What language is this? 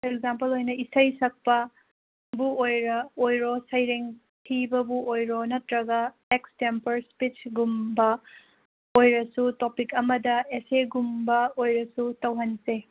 Manipuri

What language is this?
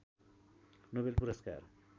Nepali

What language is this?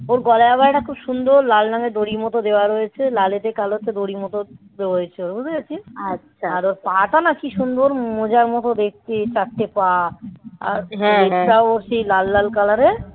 Bangla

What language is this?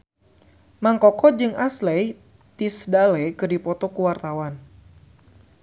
Sundanese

